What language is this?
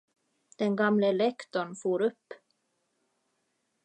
Swedish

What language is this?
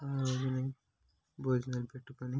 Telugu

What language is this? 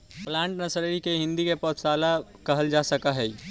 Magahi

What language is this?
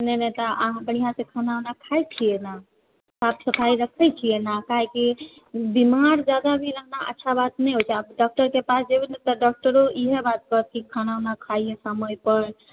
Maithili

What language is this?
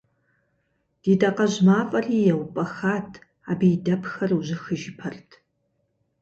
Kabardian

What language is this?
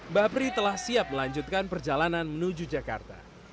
Indonesian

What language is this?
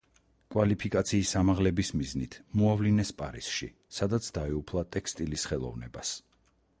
Georgian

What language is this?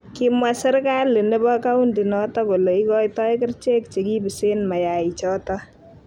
Kalenjin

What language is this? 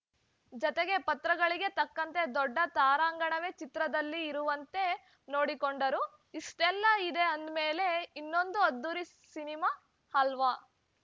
Kannada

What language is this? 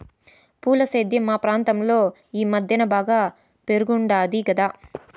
Telugu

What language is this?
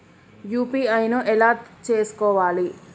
Telugu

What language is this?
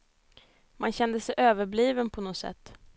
Swedish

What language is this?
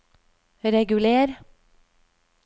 Norwegian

